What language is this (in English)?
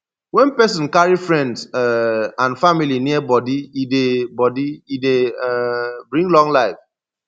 Nigerian Pidgin